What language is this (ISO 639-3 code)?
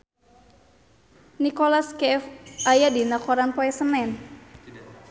sun